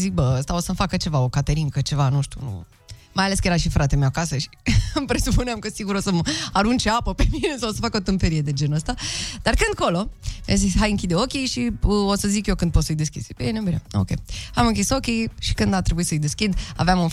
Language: Romanian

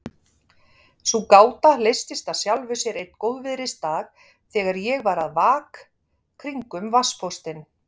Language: Icelandic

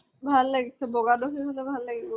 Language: Assamese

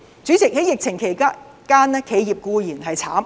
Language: Cantonese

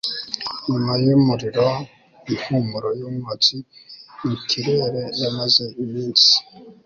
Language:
Kinyarwanda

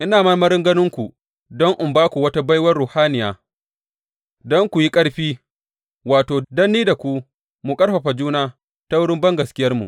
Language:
Hausa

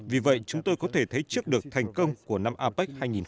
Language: Vietnamese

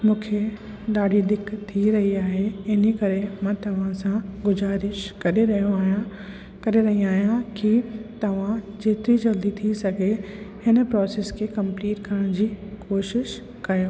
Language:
Sindhi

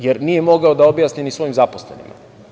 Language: Serbian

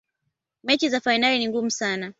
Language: Swahili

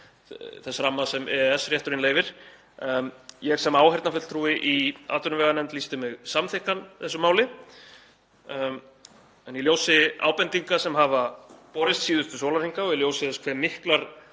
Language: Icelandic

